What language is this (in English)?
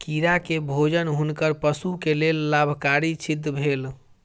Maithili